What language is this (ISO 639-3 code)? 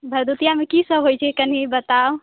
mai